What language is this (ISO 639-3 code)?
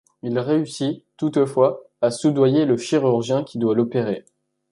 fra